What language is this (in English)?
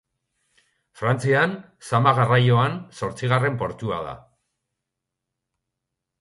Basque